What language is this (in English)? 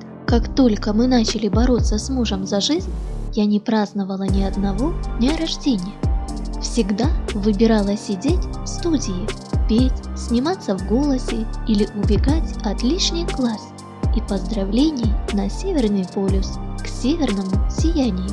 Russian